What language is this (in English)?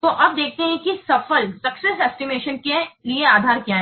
Hindi